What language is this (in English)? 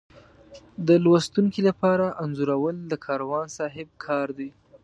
Pashto